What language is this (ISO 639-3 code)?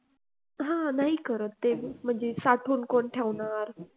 mar